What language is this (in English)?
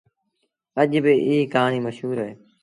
Sindhi Bhil